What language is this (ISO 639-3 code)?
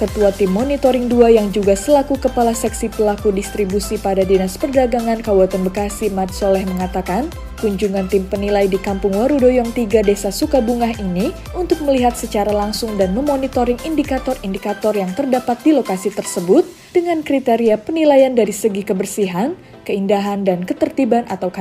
ind